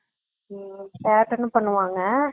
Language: Tamil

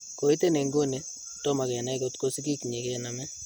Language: Kalenjin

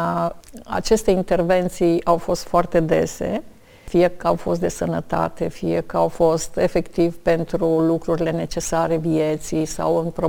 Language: Romanian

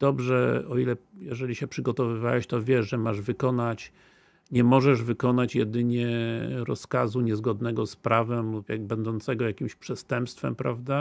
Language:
Polish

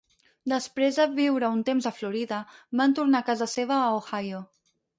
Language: Catalan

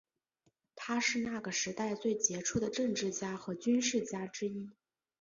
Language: Chinese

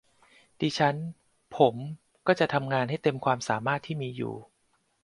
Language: Thai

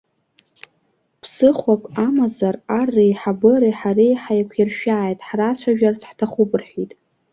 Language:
Abkhazian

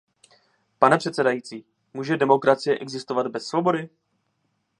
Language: Czech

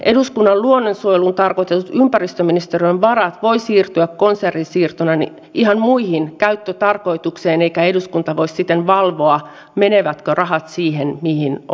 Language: Finnish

